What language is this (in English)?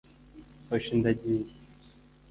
Kinyarwanda